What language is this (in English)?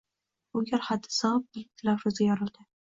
Uzbek